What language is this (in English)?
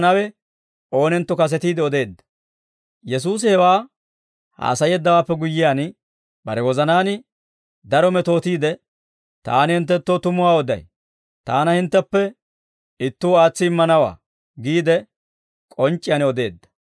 Dawro